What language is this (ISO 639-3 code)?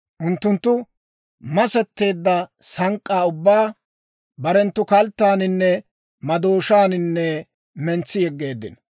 dwr